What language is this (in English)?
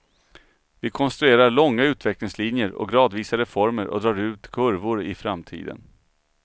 Swedish